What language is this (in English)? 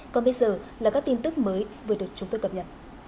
Vietnamese